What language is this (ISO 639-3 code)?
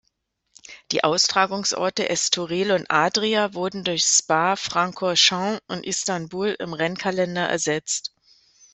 deu